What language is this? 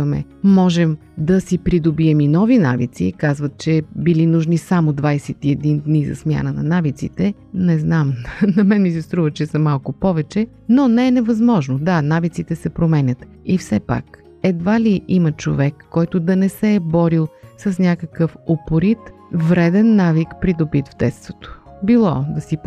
Bulgarian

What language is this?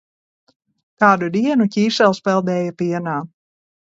Latvian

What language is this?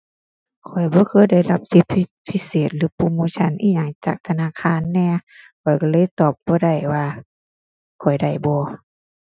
Thai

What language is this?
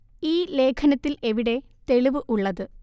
Malayalam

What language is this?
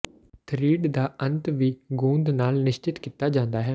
Punjabi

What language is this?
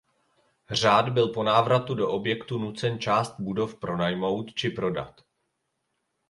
Czech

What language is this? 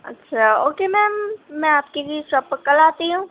Urdu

